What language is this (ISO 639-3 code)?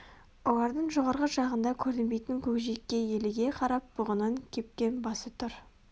kaz